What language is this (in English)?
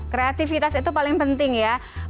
Indonesian